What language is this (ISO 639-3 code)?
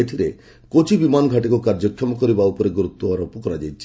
ori